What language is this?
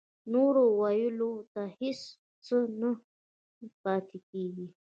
Pashto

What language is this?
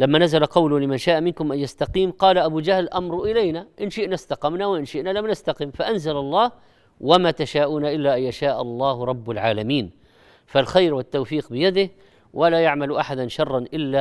Arabic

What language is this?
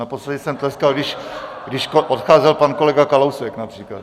Czech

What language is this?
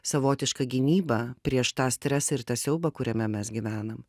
Lithuanian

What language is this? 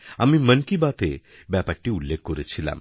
Bangla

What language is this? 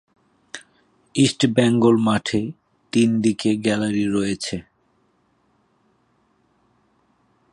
Bangla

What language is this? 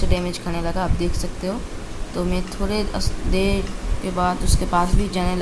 Hindi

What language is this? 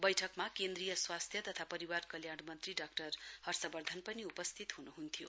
Nepali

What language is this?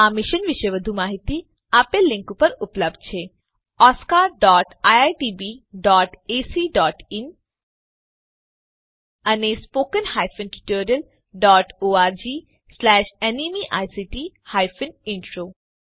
Gujarati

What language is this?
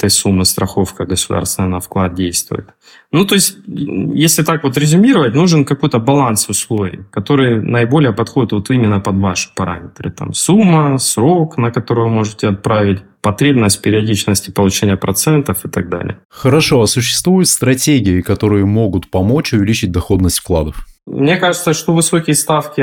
Russian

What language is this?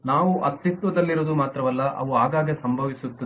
Kannada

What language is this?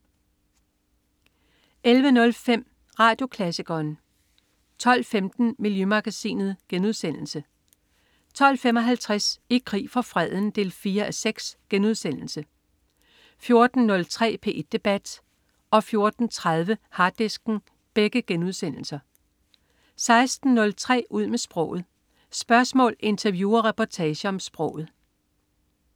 Danish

